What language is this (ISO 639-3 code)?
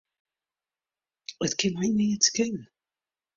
fry